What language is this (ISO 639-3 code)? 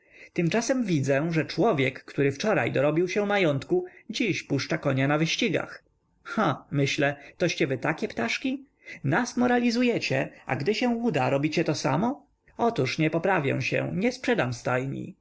pol